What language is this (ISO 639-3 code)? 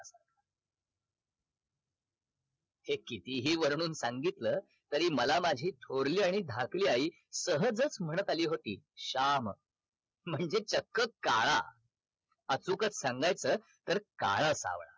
mar